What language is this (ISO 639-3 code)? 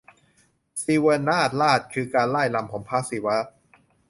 tha